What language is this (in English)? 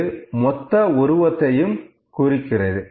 Tamil